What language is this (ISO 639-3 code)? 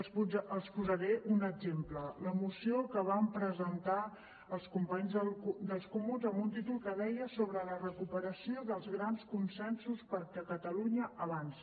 cat